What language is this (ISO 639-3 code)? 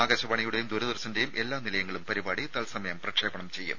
mal